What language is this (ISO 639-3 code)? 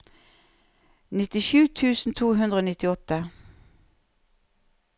nor